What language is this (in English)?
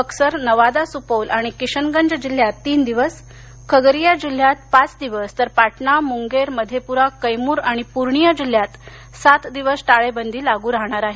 Marathi